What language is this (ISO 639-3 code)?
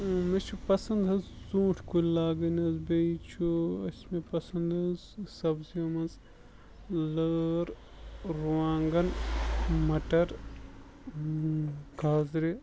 kas